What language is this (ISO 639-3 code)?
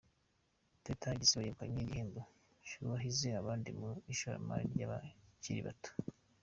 kin